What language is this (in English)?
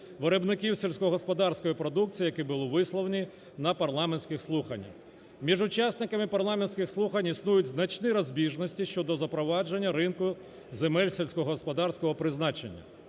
Ukrainian